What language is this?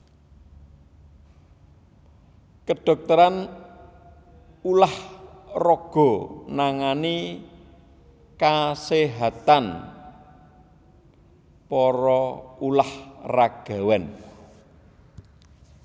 Javanese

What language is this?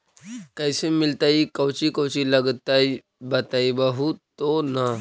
Magahi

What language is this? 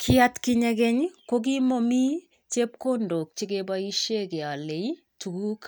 Kalenjin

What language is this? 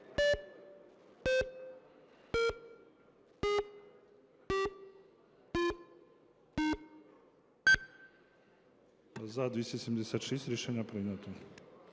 Ukrainian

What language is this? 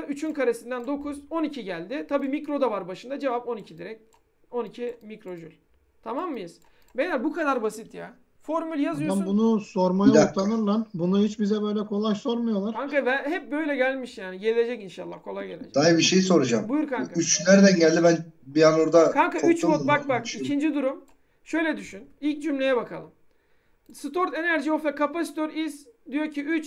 Turkish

